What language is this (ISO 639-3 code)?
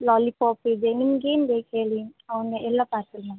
kan